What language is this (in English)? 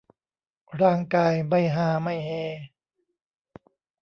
Thai